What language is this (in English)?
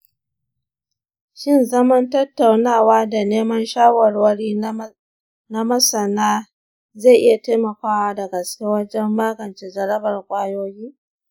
Hausa